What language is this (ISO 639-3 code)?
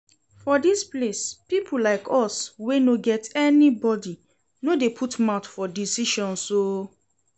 pcm